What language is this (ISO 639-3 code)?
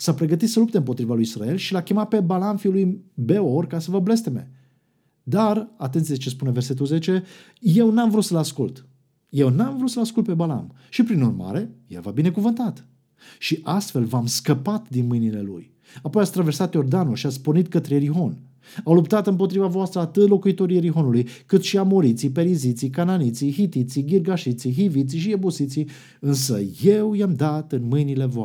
ron